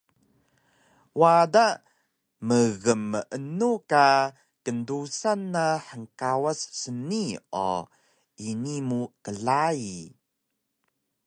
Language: Taroko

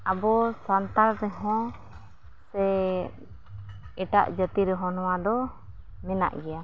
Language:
Santali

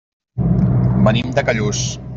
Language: Catalan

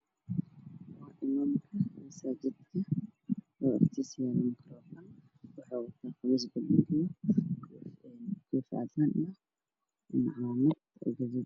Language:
Somali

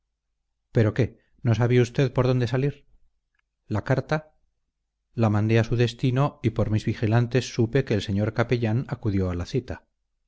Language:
Spanish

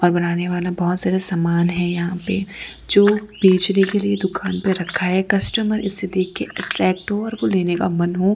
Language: Hindi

